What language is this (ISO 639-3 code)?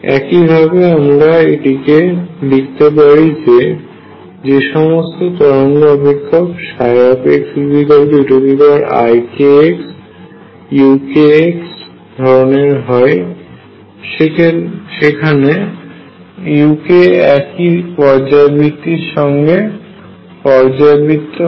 ben